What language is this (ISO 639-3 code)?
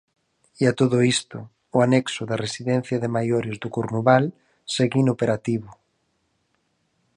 glg